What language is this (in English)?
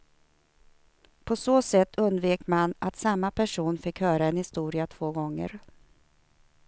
Swedish